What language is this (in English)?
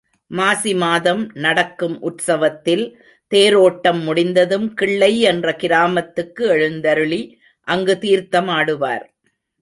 Tamil